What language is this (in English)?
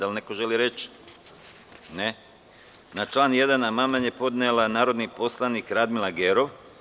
Serbian